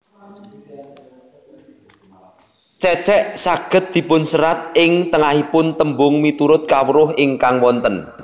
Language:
Javanese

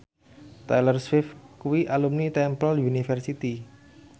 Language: Javanese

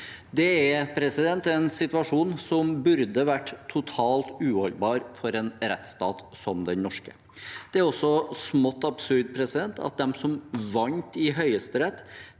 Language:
Norwegian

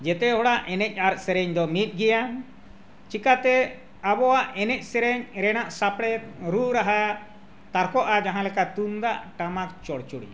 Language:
Santali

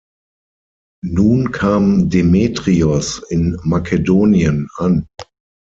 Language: German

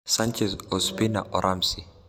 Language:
Masai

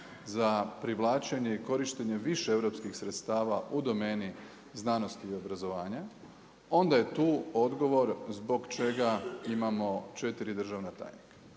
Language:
Croatian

